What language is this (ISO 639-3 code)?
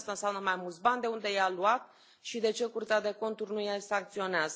ron